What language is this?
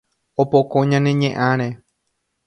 Guarani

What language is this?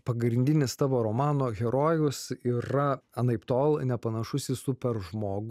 Lithuanian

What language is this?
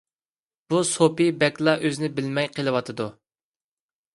Uyghur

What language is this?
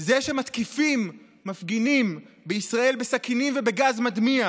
Hebrew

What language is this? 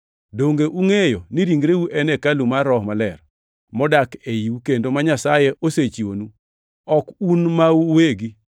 Luo (Kenya and Tanzania)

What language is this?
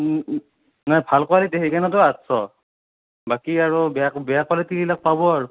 Assamese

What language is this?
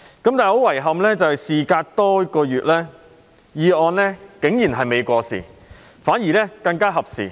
Cantonese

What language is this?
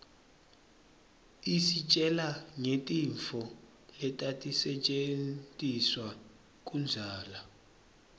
Swati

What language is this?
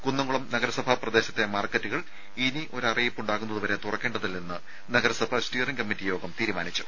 Malayalam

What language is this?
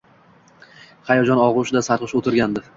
Uzbek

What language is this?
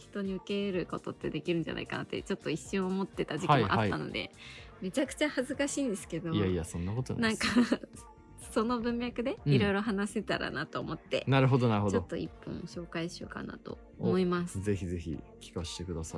Japanese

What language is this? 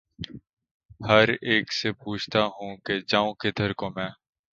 Urdu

